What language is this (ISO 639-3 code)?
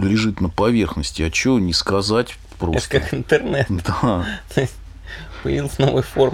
rus